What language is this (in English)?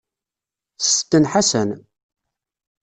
Kabyle